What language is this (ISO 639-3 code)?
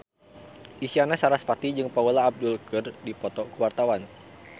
sun